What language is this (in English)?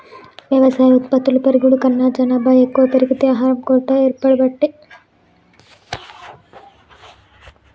Telugu